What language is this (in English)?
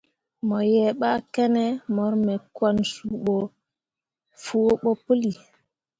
Mundang